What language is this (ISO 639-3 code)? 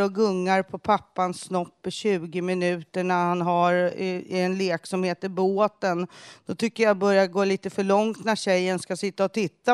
swe